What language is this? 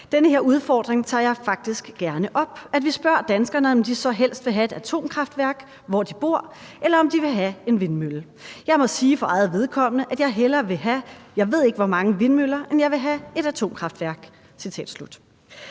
Danish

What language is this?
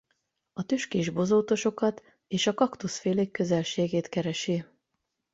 Hungarian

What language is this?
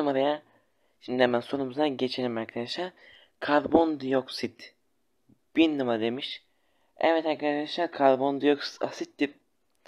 Turkish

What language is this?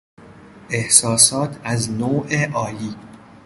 Persian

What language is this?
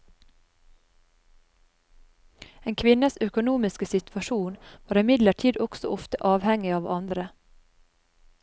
Norwegian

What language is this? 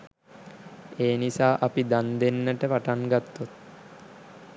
Sinhala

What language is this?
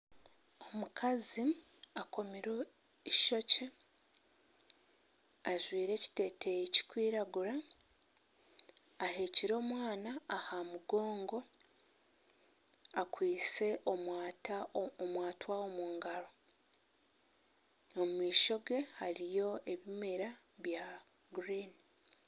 Nyankole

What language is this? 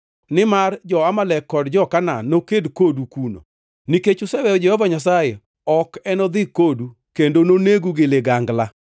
Luo (Kenya and Tanzania)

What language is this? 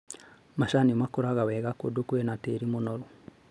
Kikuyu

